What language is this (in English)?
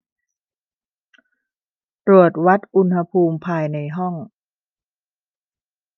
Thai